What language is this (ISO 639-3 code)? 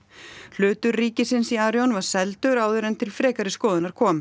isl